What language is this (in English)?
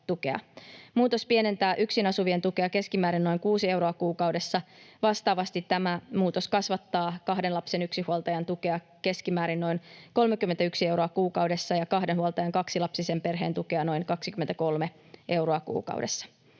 Finnish